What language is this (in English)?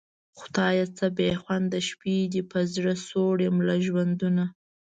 Pashto